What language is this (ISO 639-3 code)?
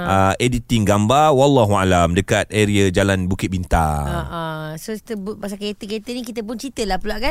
msa